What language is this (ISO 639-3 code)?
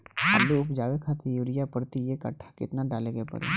bho